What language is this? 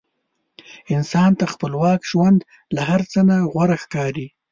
Pashto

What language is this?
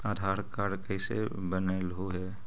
Magahi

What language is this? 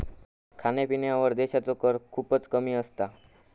Marathi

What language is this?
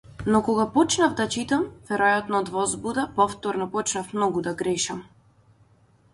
Macedonian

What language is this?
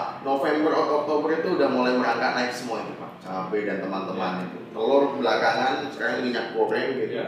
Indonesian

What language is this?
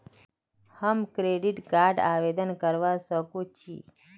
Magahi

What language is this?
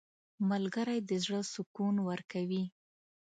Pashto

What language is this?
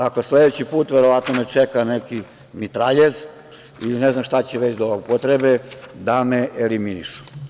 Serbian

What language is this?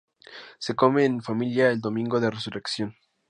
Spanish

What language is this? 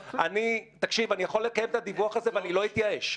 Hebrew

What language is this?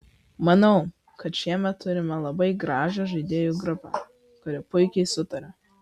Lithuanian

